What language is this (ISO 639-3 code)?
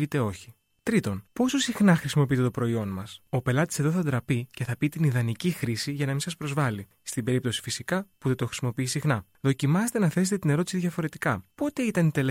ell